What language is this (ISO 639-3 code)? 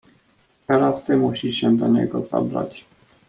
pol